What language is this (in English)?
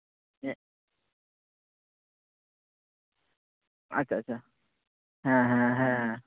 Santali